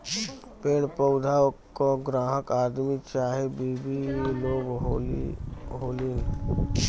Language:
Bhojpuri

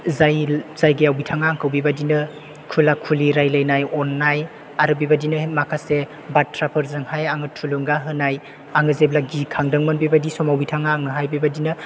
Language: Bodo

